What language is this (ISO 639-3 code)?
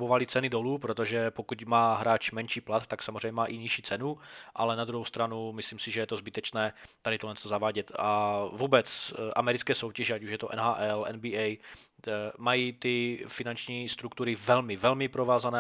ces